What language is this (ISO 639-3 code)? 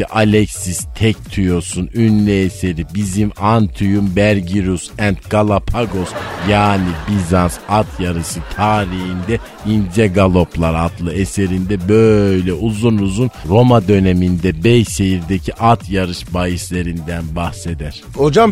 tur